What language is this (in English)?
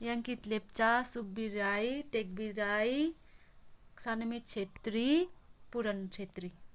Nepali